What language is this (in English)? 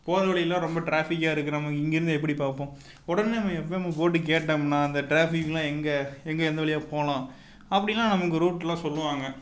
Tamil